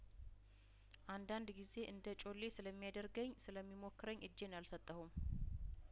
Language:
Amharic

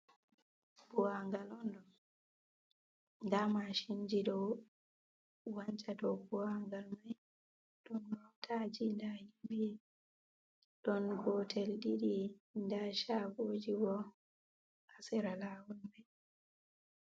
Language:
Fula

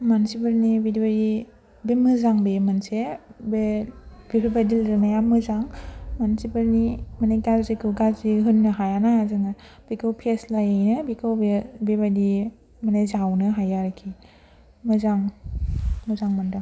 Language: Bodo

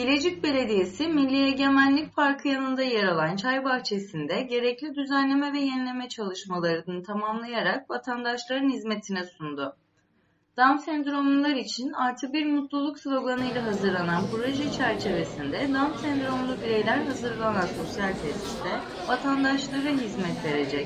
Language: Turkish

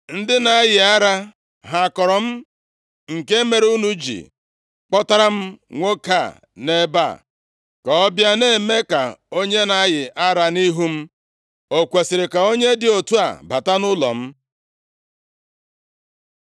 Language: Igbo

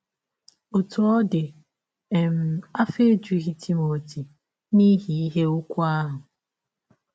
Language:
Igbo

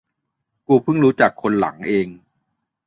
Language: Thai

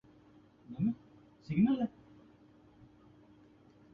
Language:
Urdu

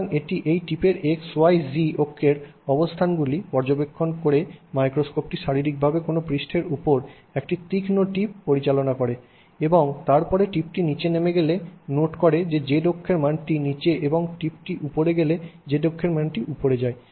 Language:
Bangla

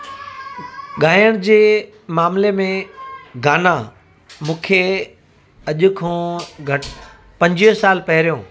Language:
Sindhi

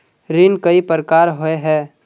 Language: Magahi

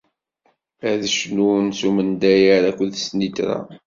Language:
Kabyle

